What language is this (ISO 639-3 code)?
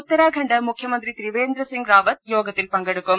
mal